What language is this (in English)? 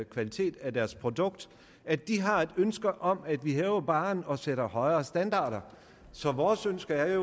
Danish